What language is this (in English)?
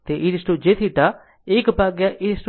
Gujarati